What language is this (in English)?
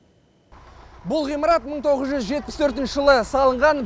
Kazakh